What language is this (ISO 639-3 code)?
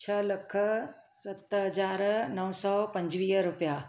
snd